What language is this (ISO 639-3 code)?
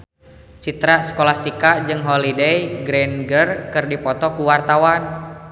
sun